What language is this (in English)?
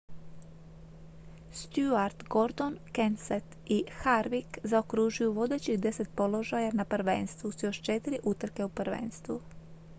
Croatian